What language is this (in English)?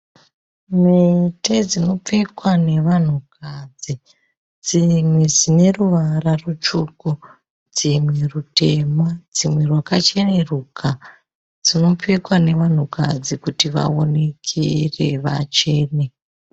Shona